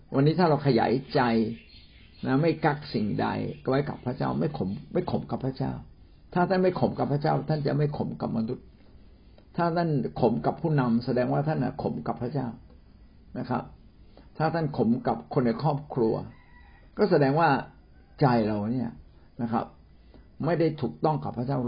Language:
Thai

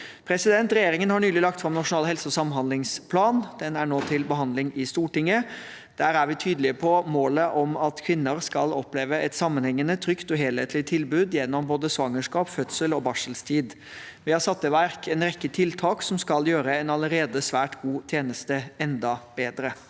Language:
Norwegian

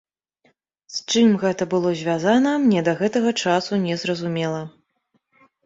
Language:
Belarusian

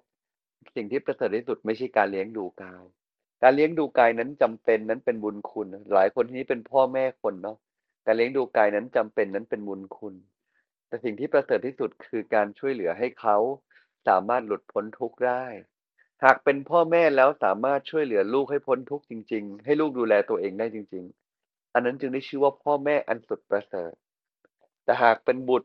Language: Thai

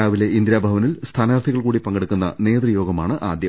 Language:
Malayalam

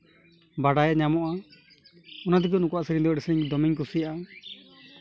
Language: Santali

